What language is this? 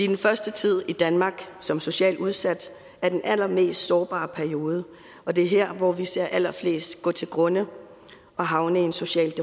Danish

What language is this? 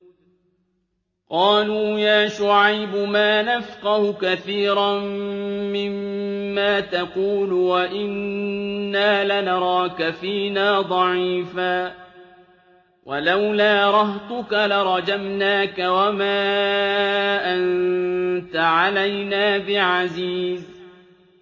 Arabic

